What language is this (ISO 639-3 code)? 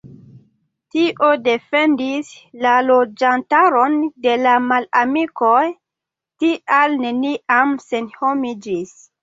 epo